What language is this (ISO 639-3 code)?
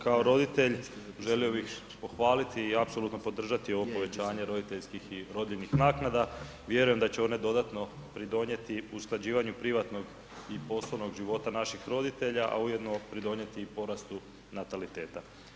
hrv